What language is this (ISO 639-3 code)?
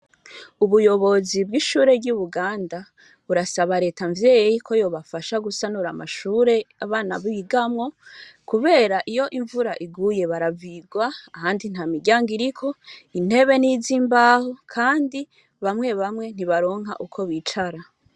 run